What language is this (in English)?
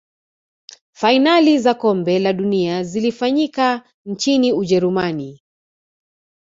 Swahili